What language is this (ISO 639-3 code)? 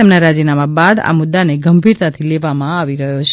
guj